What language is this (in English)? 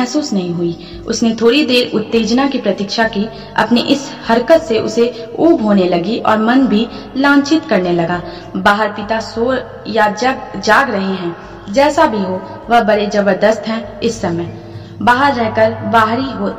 Hindi